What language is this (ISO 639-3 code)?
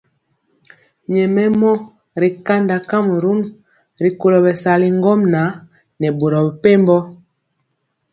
mcx